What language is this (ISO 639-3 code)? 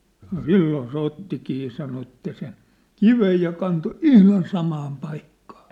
fin